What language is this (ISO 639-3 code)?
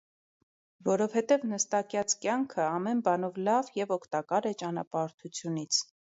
hye